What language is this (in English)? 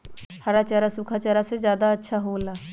Magahi